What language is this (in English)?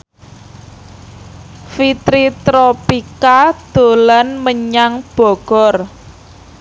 Javanese